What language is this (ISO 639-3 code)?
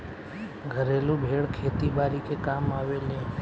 bho